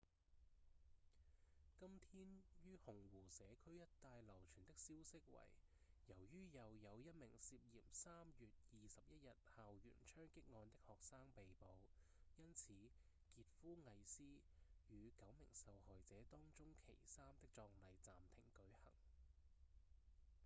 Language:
Cantonese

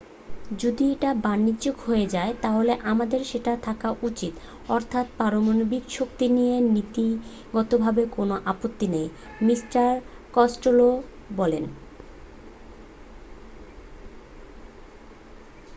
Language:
Bangla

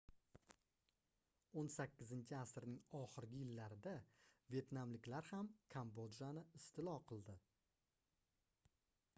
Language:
Uzbek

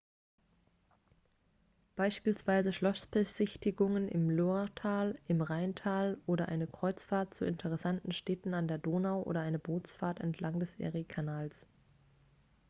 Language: German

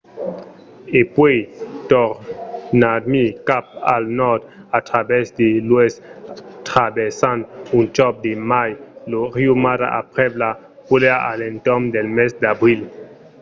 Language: Occitan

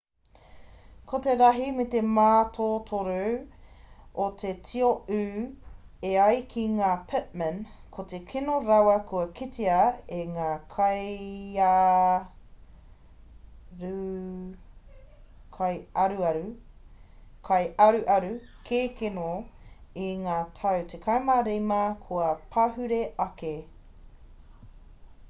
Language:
Māori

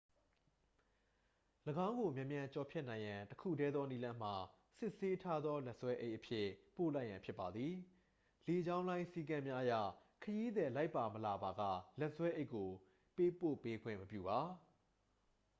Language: Burmese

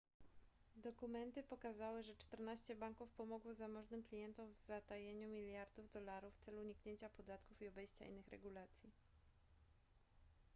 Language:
Polish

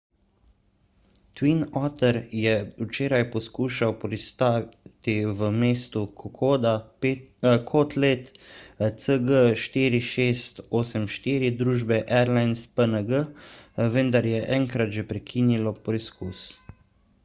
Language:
Slovenian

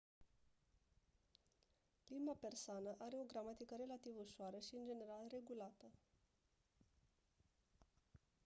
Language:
Romanian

